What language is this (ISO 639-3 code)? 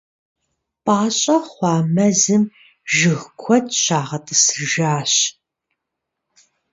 kbd